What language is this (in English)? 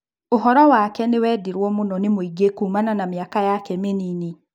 Kikuyu